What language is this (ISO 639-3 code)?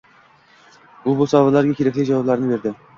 uzb